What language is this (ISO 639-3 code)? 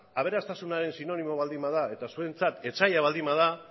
eus